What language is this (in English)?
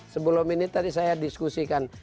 Indonesian